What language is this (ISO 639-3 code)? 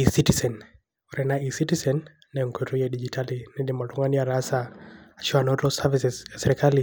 mas